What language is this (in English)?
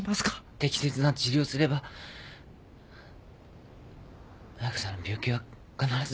Japanese